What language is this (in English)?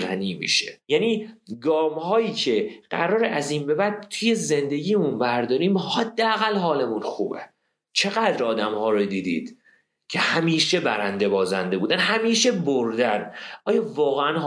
Persian